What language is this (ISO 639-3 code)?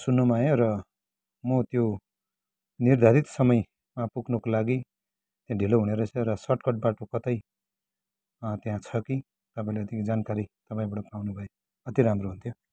nep